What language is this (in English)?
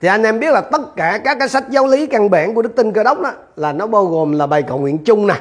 Vietnamese